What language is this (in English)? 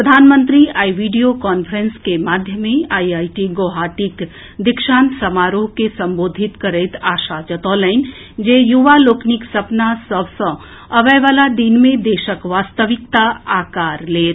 Maithili